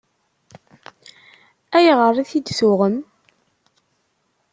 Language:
Kabyle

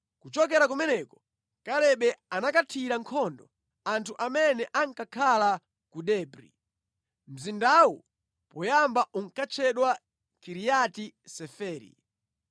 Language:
Nyanja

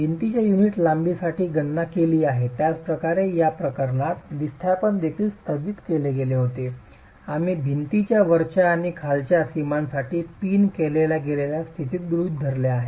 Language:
Marathi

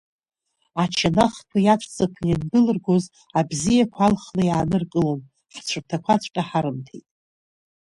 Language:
Abkhazian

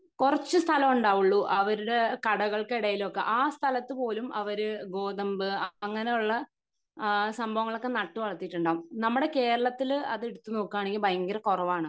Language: Malayalam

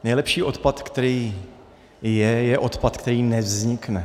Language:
Czech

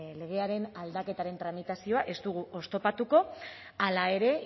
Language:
Basque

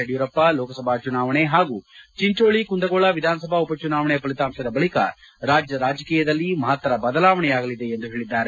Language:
Kannada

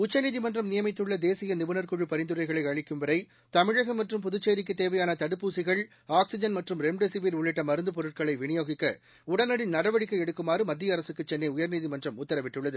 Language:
Tamil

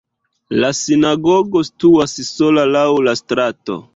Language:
Esperanto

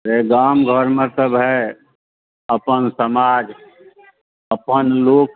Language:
Maithili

